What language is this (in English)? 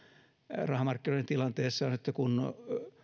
Finnish